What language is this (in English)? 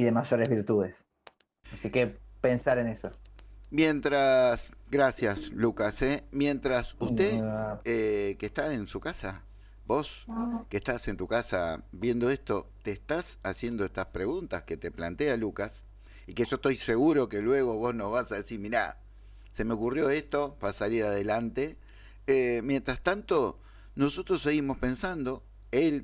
Spanish